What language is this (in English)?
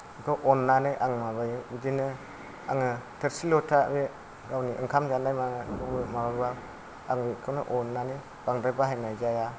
Bodo